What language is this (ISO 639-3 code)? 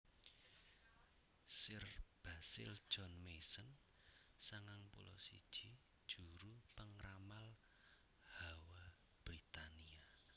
jav